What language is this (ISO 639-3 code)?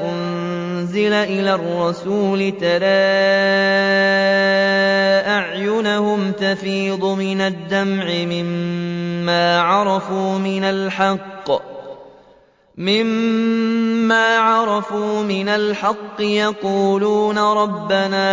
ara